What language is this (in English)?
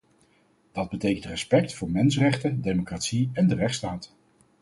Dutch